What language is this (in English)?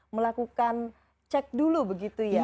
Indonesian